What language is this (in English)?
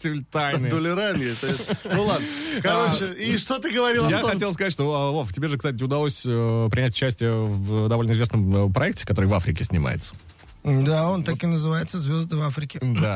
Russian